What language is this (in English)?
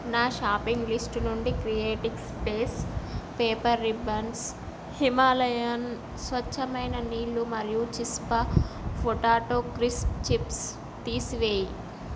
Telugu